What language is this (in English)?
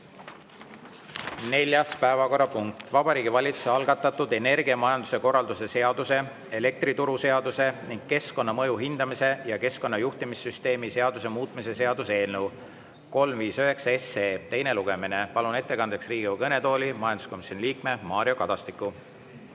Estonian